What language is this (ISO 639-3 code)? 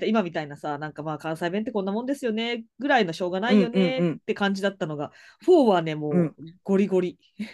jpn